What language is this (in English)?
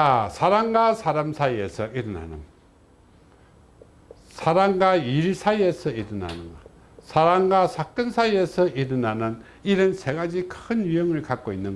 Korean